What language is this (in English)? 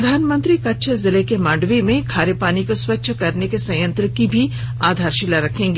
Hindi